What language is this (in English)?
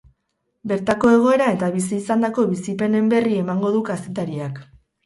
Basque